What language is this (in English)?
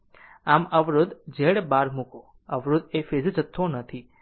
Gujarati